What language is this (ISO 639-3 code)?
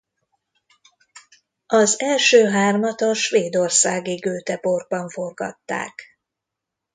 hun